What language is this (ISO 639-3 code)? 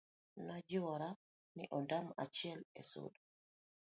luo